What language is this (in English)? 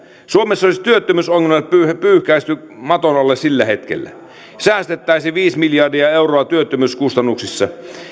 Finnish